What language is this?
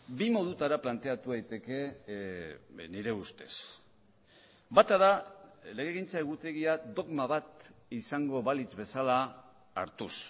Basque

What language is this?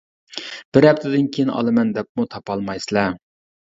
Uyghur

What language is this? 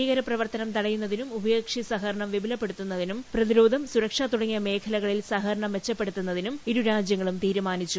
Malayalam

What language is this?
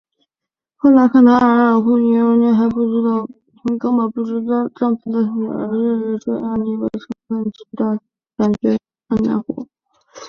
Chinese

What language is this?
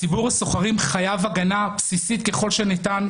Hebrew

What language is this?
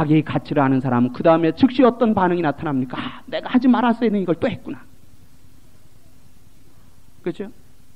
Korean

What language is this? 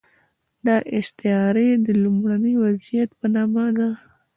Pashto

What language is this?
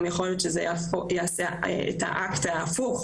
Hebrew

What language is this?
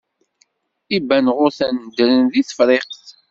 Kabyle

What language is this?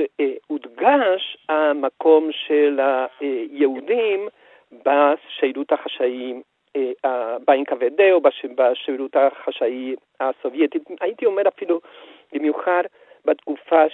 Hebrew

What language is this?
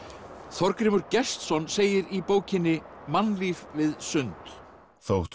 Icelandic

